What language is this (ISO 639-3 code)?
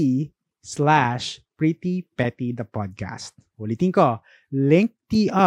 fil